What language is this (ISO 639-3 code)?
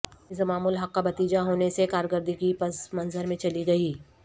urd